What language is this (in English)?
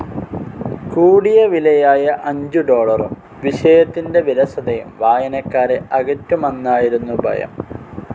Malayalam